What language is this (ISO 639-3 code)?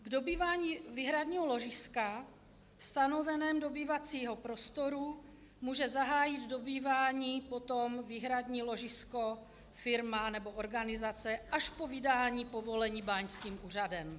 ces